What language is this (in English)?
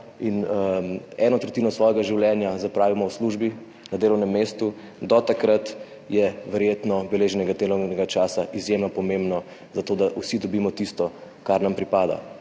Slovenian